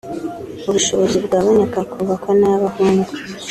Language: Kinyarwanda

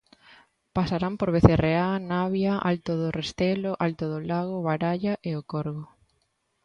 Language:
Galician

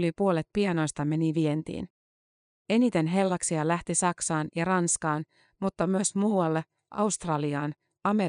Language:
Finnish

